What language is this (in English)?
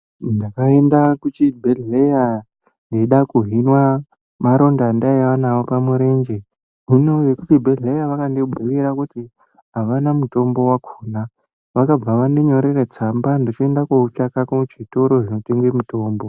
Ndau